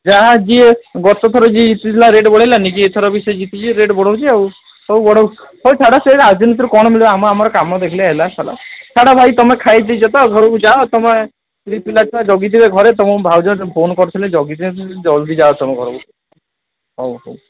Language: Odia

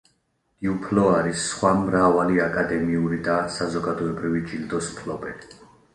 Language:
Georgian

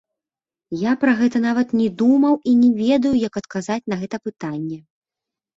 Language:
Belarusian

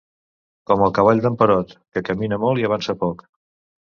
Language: Catalan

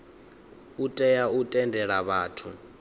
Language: Venda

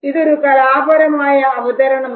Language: Malayalam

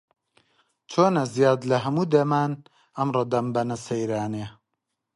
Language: Central Kurdish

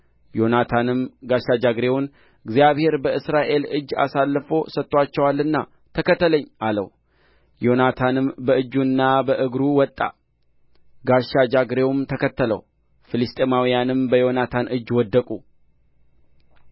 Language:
Amharic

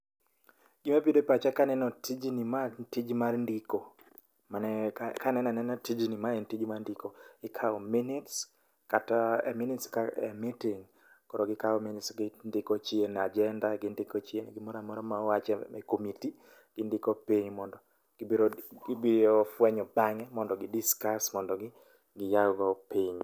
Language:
Luo (Kenya and Tanzania)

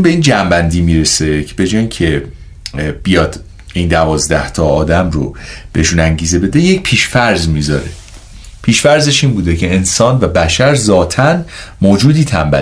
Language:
Persian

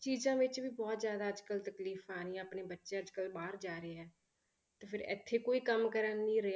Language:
Punjabi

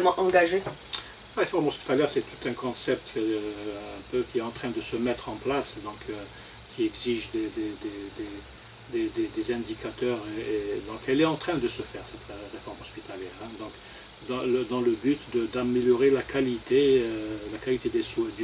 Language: French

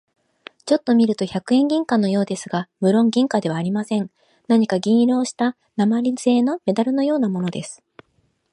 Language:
Japanese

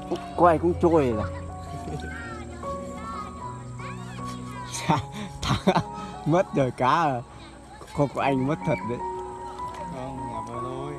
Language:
Vietnamese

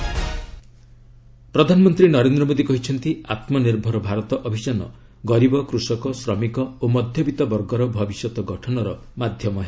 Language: Odia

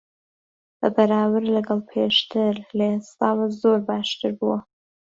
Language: Central Kurdish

